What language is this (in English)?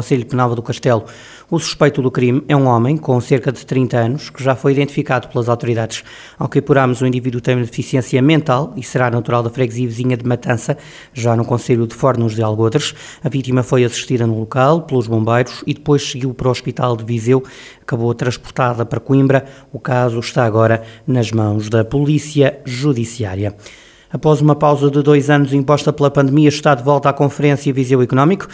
Portuguese